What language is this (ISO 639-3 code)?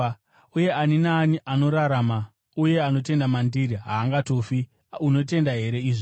sna